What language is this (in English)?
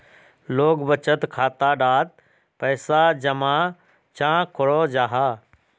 Magahi